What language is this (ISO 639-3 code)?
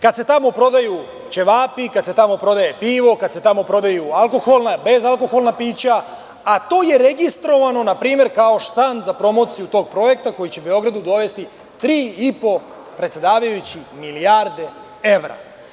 srp